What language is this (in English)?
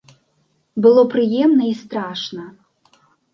Belarusian